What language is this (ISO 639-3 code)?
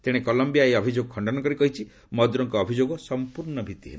ori